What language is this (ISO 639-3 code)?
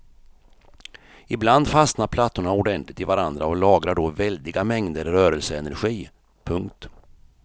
swe